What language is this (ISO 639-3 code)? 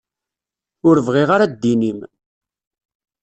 kab